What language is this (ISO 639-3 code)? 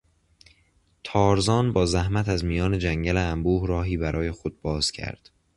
fas